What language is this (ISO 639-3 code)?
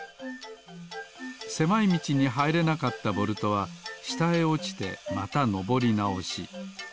jpn